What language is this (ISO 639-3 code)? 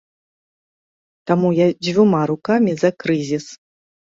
bel